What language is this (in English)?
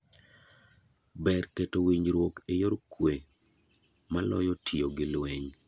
Luo (Kenya and Tanzania)